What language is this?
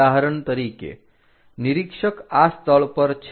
Gujarati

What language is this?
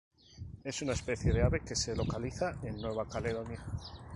Spanish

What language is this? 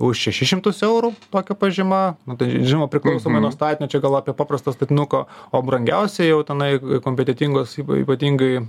Lithuanian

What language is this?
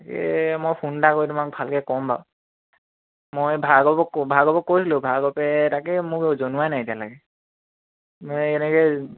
Assamese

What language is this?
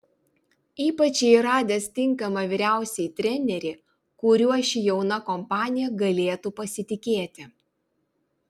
Lithuanian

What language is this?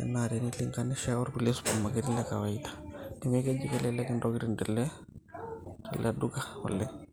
Masai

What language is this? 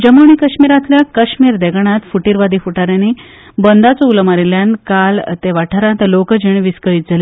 Konkani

